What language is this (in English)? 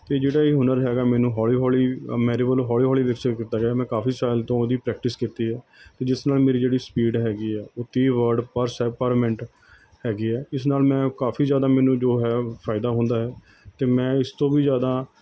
Punjabi